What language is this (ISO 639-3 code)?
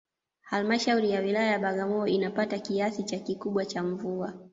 swa